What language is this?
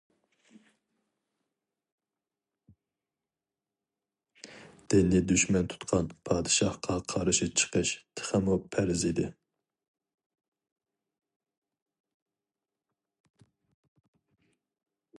Uyghur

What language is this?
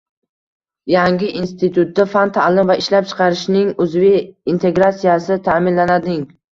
Uzbek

